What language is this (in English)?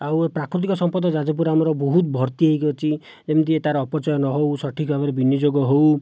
Odia